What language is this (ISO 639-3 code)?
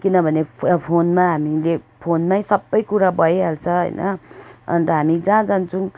nep